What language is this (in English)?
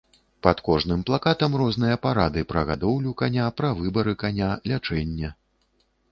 Belarusian